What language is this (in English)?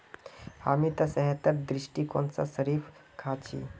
Magahi